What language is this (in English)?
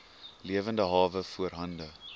Afrikaans